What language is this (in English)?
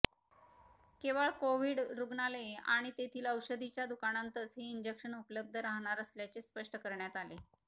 Marathi